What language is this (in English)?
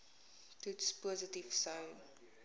Afrikaans